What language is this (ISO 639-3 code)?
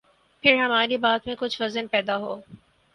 urd